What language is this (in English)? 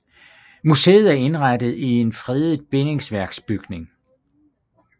Danish